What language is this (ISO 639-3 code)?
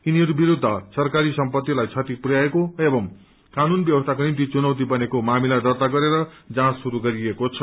nep